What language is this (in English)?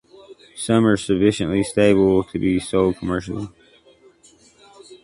English